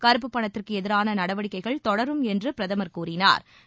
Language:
Tamil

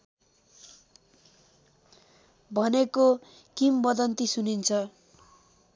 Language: Nepali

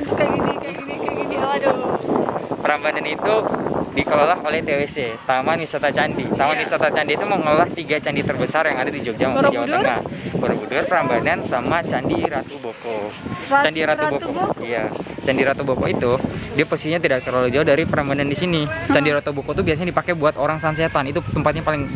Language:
Indonesian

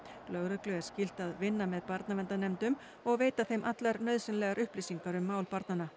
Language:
Icelandic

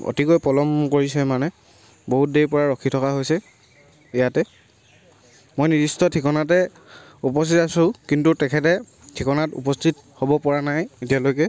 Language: Assamese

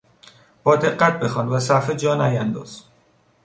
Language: Persian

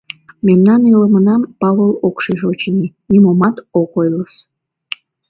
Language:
Mari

